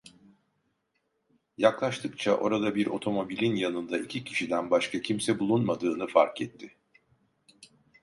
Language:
Turkish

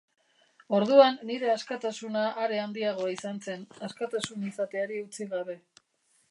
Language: Basque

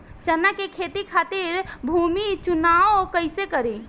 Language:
Bhojpuri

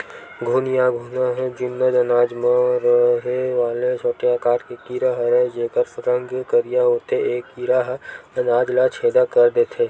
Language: Chhattisgarhi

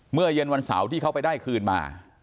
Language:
Thai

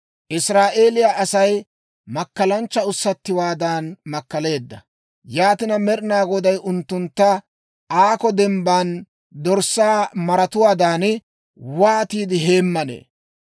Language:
Dawro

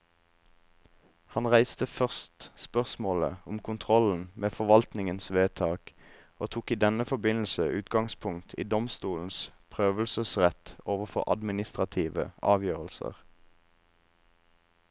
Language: Norwegian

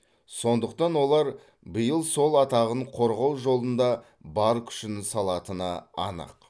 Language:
Kazakh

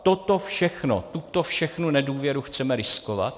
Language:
Czech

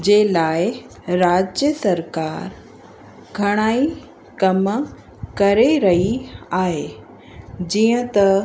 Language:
Sindhi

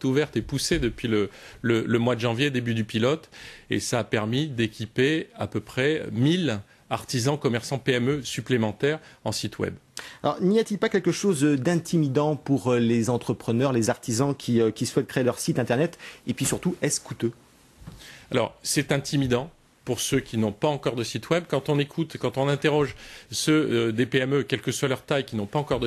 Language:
French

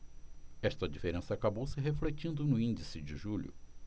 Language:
Portuguese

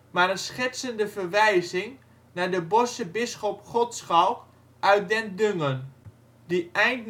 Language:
Dutch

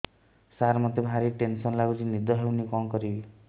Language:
Odia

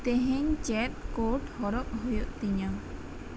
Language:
Santali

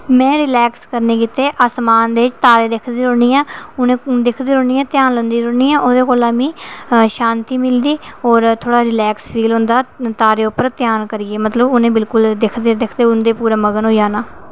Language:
Dogri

